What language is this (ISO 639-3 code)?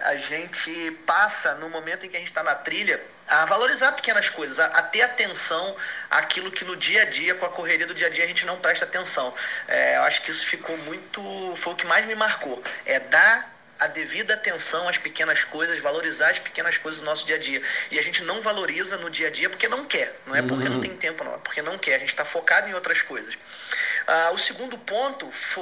por